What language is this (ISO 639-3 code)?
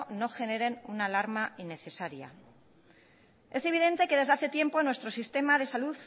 spa